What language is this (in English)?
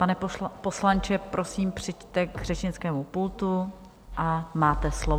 Czech